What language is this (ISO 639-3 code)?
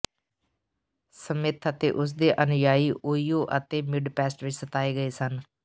pan